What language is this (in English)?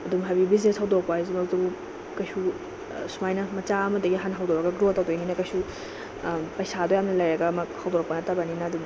Manipuri